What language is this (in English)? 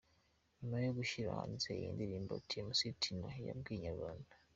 Kinyarwanda